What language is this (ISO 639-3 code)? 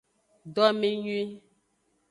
ajg